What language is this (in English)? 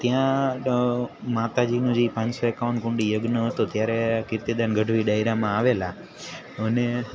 Gujarati